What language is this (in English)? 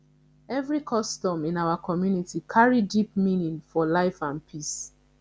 Nigerian Pidgin